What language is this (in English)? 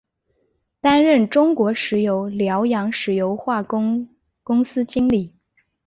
Chinese